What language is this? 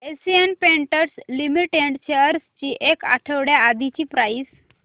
Marathi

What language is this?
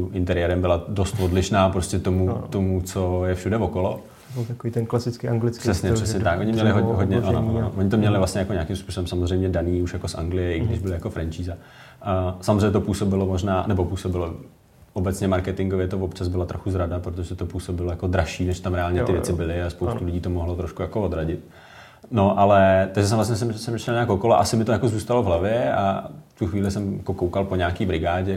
Czech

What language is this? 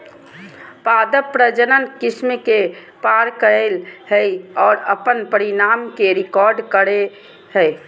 Magahi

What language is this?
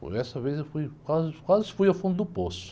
Portuguese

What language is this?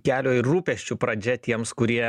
Lithuanian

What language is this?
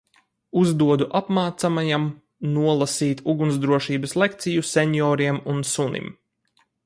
Latvian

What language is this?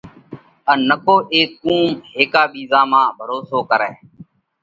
Parkari Koli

